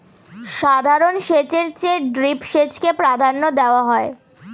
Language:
Bangla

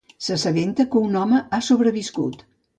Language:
Catalan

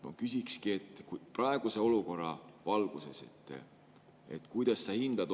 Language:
Estonian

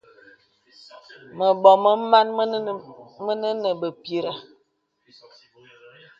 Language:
Bebele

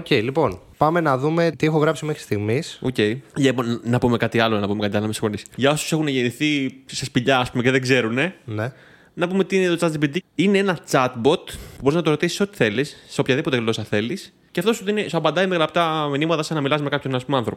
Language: Greek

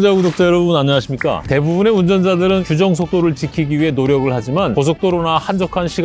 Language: Korean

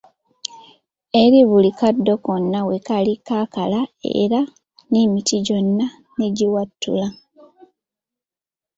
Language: Ganda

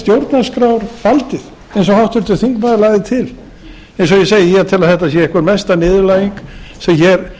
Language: Icelandic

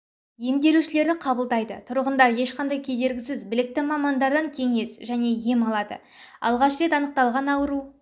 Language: Kazakh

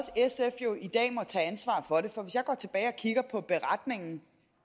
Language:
Danish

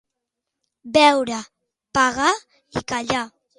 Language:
Catalan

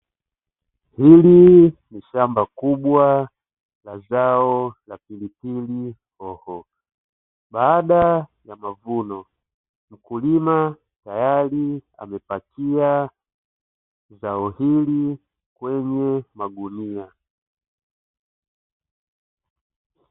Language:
Swahili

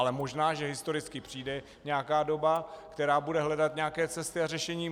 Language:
Czech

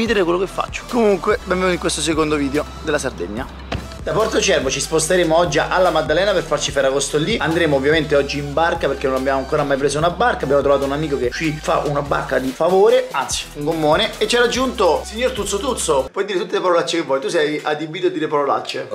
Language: Italian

